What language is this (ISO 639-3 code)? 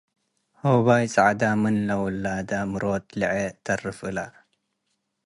tig